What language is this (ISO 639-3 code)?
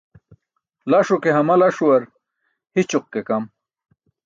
bsk